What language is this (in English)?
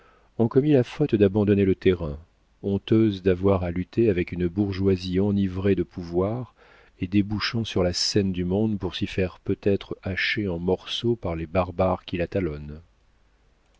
French